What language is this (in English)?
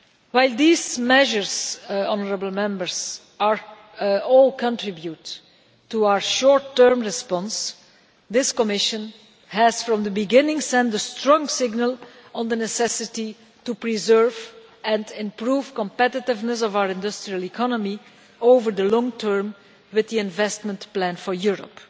English